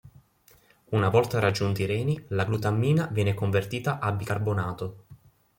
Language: Italian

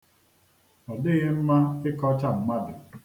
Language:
Igbo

